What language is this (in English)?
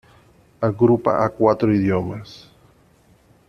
Spanish